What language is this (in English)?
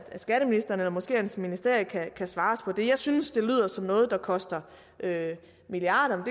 Danish